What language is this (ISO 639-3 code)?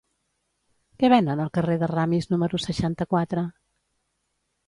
cat